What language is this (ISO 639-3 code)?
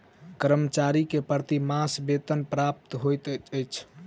mai